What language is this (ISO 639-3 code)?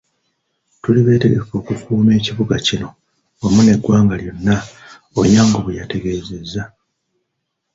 lug